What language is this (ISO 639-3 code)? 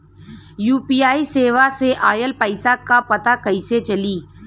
bho